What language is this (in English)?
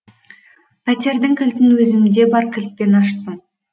Kazakh